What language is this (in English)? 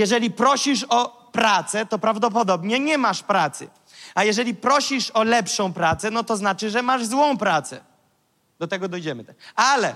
Polish